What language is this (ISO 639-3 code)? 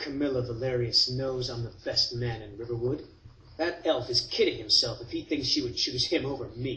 ces